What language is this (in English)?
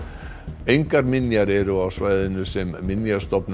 Icelandic